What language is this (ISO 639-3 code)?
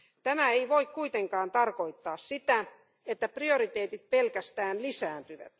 fin